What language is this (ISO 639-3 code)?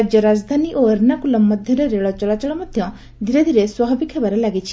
ori